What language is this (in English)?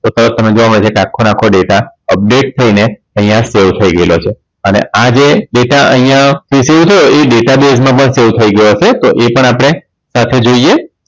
Gujarati